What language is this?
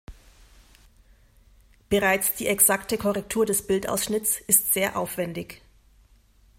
German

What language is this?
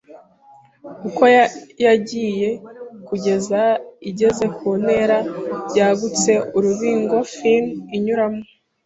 Kinyarwanda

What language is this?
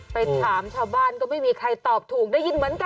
Thai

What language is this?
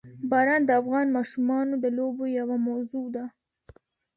Pashto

